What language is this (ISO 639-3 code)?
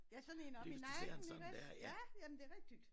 dan